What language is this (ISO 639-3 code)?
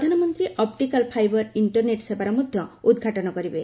ori